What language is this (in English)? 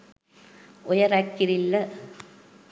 Sinhala